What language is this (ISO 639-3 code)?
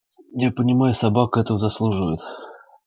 rus